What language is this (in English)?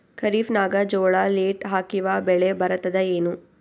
Kannada